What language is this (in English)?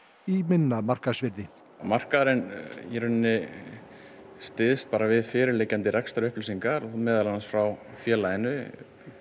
Icelandic